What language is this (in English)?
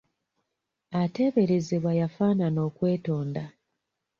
Ganda